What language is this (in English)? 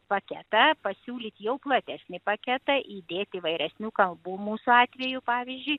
Lithuanian